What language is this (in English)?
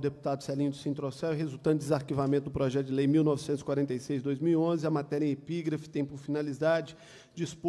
Portuguese